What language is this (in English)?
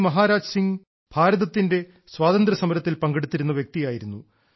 Malayalam